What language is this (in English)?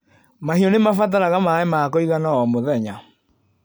Kikuyu